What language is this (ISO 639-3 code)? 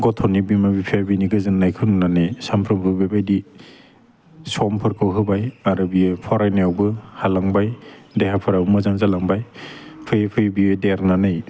brx